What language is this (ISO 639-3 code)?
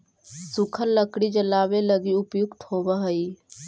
mag